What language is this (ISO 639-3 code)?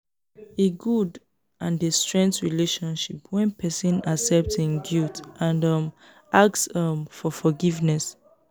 pcm